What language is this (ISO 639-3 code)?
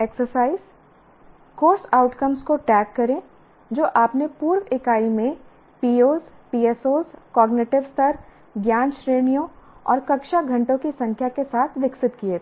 hin